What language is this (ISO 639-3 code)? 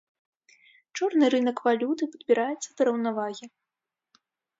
bel